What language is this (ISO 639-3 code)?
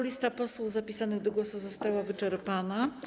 pol